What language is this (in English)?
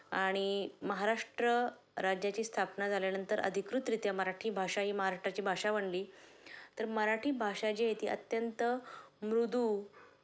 Marathi